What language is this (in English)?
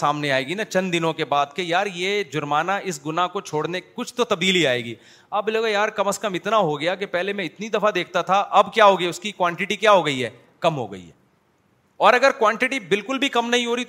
Urdu